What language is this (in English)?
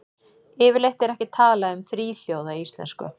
Icelandic